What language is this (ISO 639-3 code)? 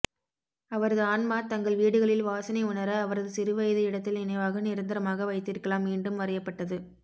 tam